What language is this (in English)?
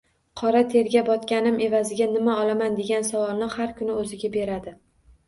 Uzbek